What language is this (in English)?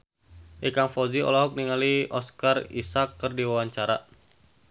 Sundanese